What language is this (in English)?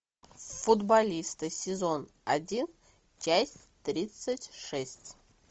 Russian